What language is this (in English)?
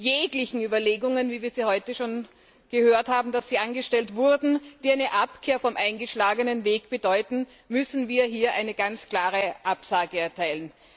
German